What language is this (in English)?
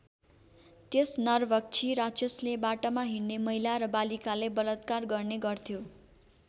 Nepali